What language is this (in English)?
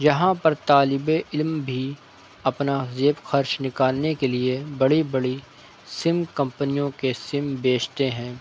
Urdu